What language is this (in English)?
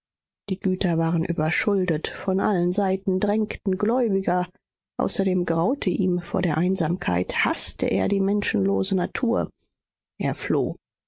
German